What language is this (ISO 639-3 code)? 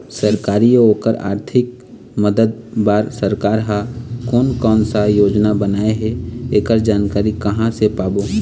hne